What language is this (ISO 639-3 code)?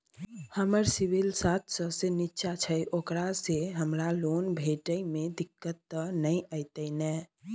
mai